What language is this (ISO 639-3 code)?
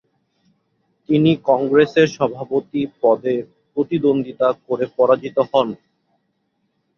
ben